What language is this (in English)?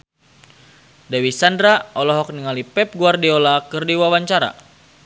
Sundanese